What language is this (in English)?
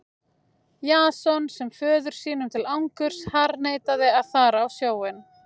Icelandic